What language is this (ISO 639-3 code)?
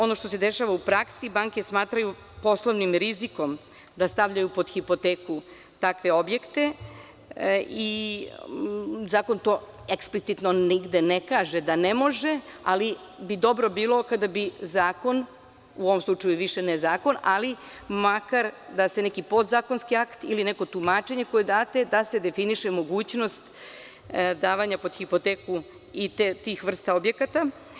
srp